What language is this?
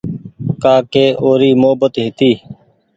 Goaria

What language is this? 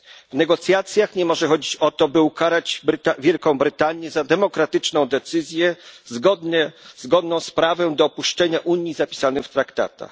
Polish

